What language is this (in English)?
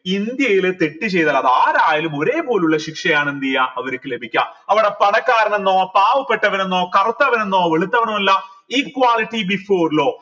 Malayalam